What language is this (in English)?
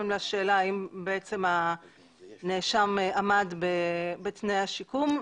Hebrew